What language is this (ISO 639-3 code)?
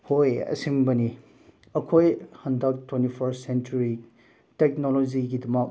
mni